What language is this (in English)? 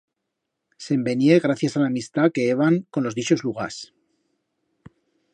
Aragonese